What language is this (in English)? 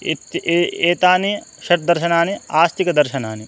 Sanskrit